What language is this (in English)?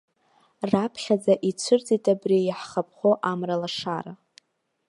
Abkhazian